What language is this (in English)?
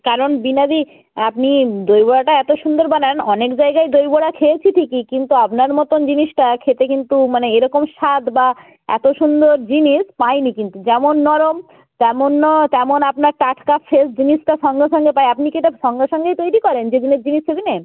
Bangla